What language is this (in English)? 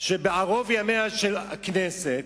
Hebrew